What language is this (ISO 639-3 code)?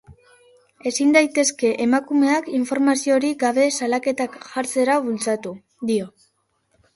eus